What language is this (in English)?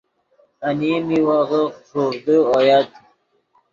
Yidgha